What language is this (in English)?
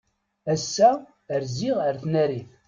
Kabyle